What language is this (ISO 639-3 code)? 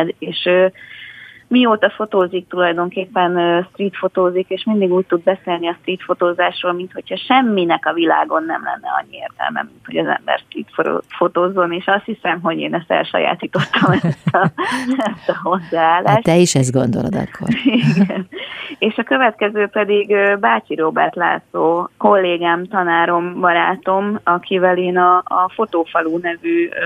hun